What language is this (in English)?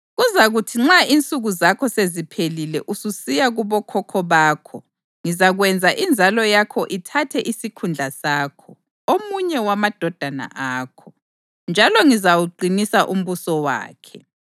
North Ndebele